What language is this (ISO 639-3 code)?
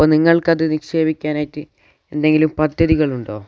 mal